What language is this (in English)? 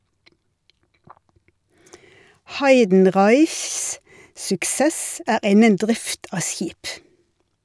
Norwegian